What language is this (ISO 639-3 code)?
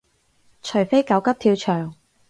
yue